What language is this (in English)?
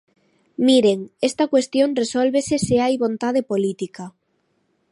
Galician